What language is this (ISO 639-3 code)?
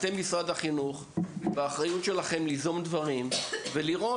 heb